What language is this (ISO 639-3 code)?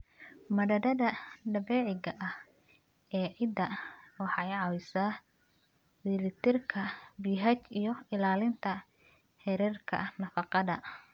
som